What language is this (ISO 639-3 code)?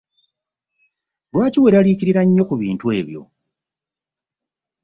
lug